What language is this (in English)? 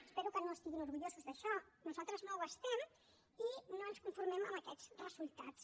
Catalan